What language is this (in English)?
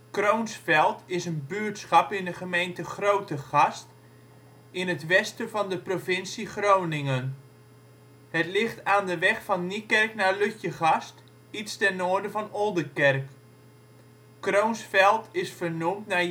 Dutch